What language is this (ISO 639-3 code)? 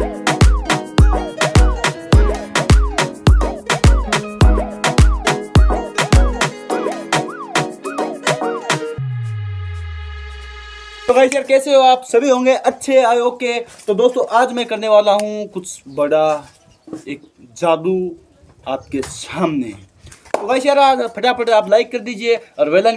hin